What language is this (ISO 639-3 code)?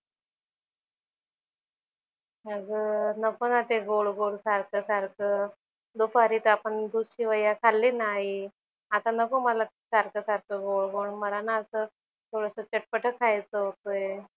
mar